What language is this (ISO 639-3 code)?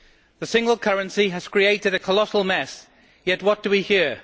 eng